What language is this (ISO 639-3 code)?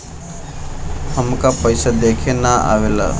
bho